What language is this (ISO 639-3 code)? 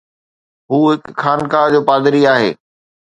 snd